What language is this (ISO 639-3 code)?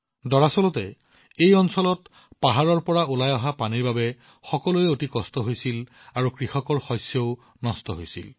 asm